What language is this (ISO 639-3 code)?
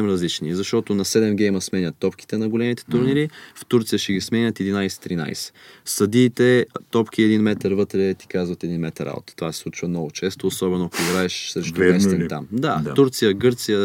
bul